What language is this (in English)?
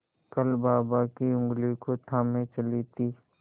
Hindi